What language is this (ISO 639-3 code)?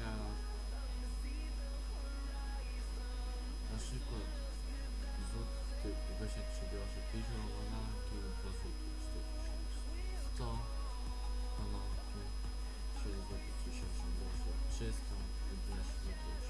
pol